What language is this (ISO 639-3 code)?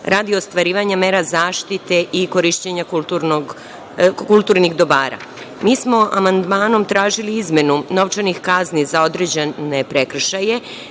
srp